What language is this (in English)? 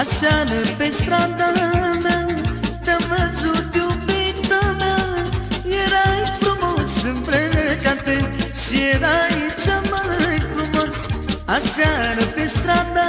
Romanian